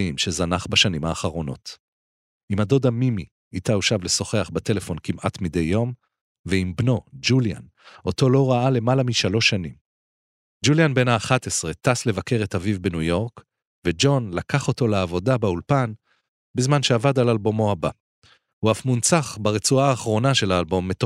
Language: Hebrew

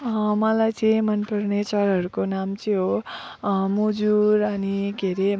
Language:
Nepali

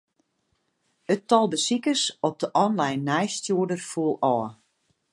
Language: Western Frisian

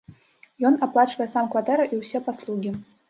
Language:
Belarusian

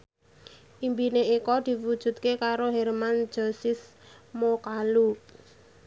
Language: Javanese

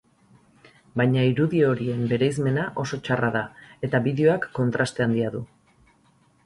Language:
Basque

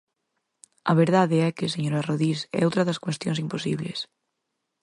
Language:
Galician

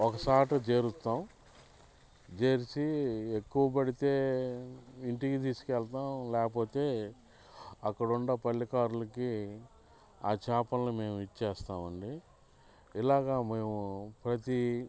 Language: Telugu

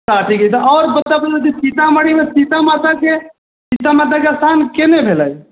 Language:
Maithili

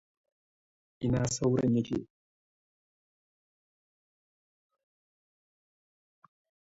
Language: Hausa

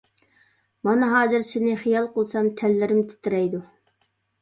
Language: Uyghur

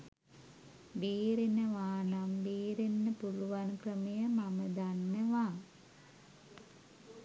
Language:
Sinhala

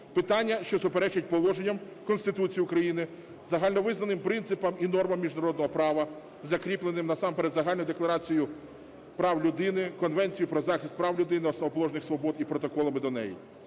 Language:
Ukrainian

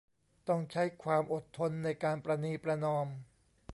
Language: Thai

